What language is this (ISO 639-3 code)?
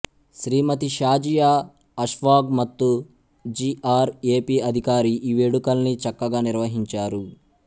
tel